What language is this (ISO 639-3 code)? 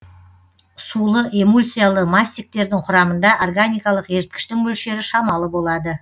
kaz